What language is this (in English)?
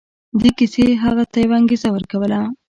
Pashto